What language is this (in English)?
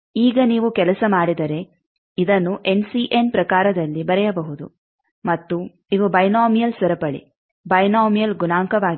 Kannada